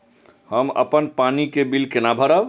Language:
Maithili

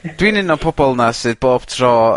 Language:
Welsh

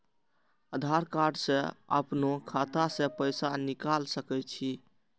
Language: Maithili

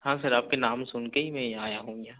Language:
Urdu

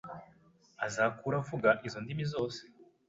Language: Kinyarwanda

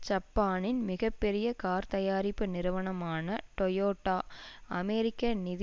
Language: Tamil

